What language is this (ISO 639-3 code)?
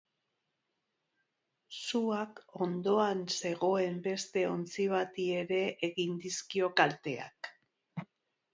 eus